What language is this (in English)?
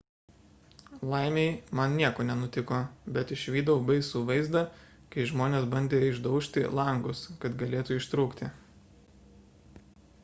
Lithuanian